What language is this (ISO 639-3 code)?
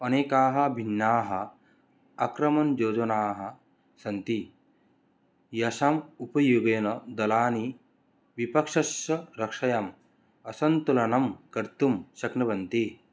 san